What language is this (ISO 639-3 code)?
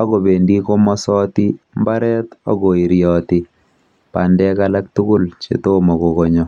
kln